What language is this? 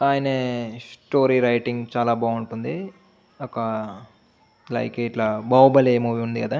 Telugu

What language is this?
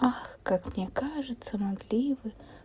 Russian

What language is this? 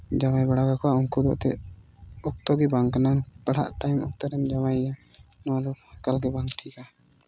Santali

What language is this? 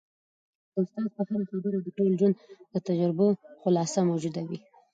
Pashto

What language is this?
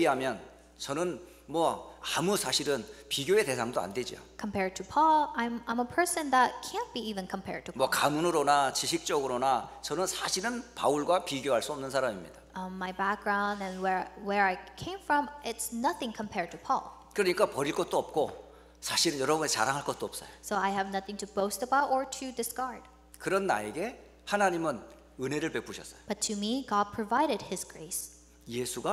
Korean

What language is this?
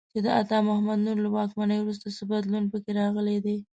Pashto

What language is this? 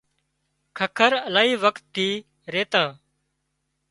Wadiyara Koli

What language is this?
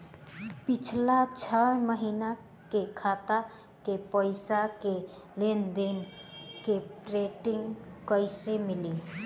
Bhojpuri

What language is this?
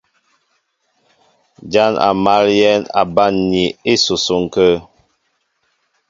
Mbo (Cameroon)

